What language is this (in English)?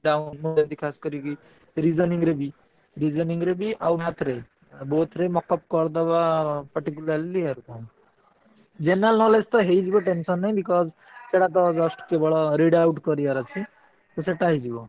Odia